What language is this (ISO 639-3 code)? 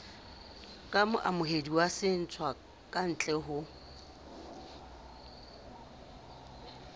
sot